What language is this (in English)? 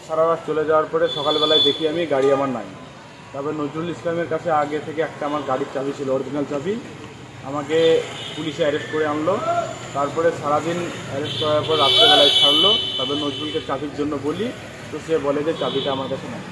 Thai